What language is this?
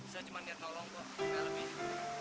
Indonesian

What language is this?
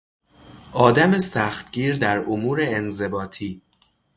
Persian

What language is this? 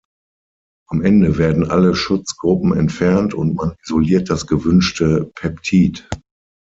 German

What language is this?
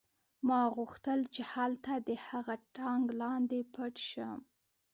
Pashto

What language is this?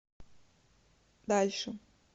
Russian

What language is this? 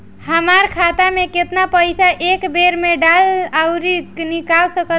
Bhojpuri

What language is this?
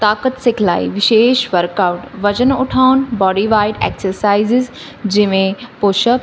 Punjabi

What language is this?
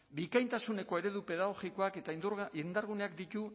Basque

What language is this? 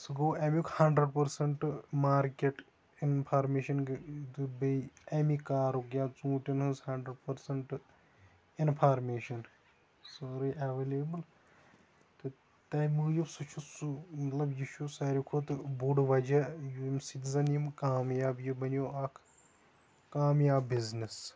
Kashmiri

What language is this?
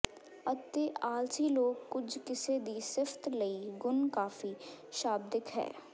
Punjabi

